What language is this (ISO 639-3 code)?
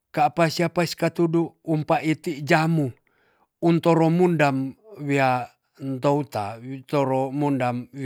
txs